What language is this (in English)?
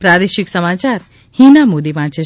Gujarati